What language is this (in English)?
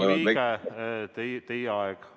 Estonian